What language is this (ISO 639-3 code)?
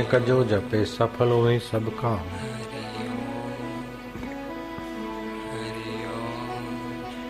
hin